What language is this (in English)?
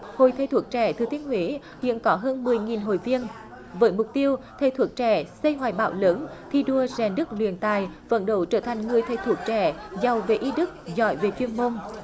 Vietnamese